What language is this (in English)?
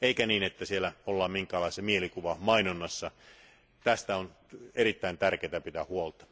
Finnish